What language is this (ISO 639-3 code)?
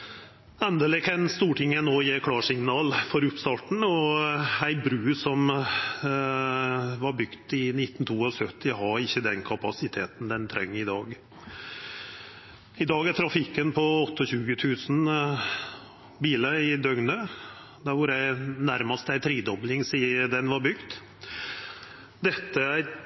nno